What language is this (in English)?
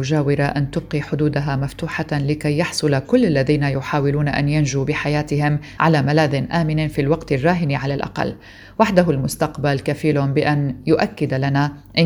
Arabic